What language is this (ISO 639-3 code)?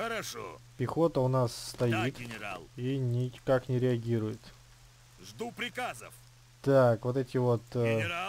rus